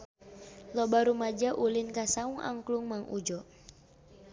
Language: Sundanese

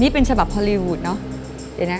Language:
Thai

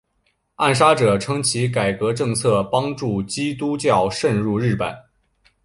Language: Chinese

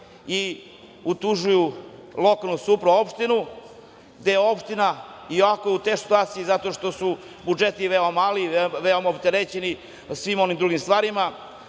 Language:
Serbian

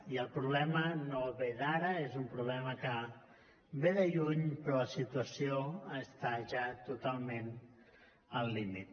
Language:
Catalan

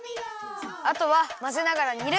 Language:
Japanese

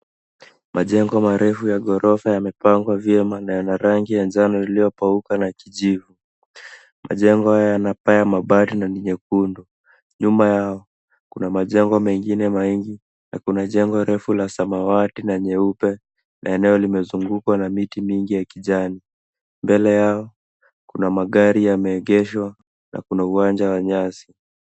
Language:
Swahili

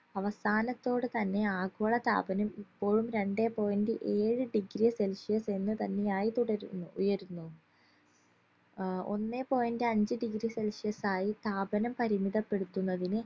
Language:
Malayalam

